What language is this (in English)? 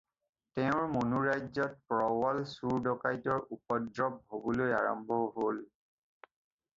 Assamese